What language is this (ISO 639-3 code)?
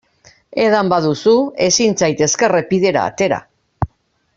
eus